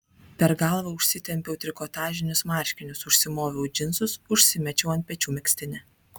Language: Lithuanian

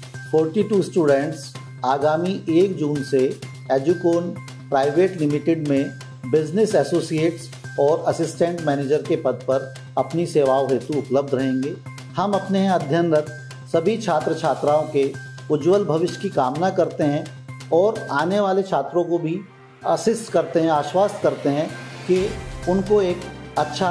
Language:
Hindi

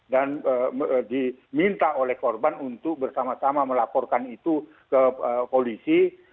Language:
Indonesian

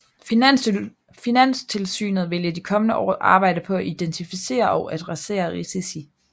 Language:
Danish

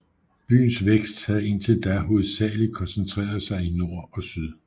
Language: Danish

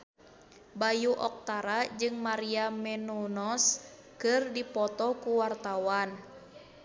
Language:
Sundanese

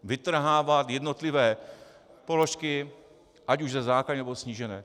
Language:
Czech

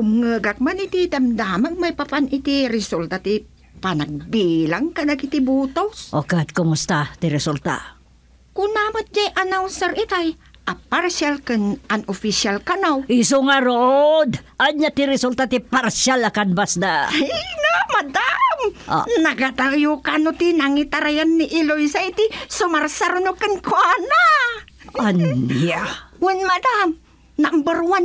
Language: Filipino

